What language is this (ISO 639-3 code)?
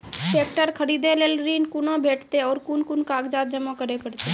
mai